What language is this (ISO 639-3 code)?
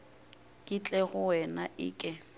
nso